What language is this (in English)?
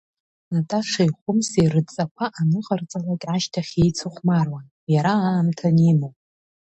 Abkhazian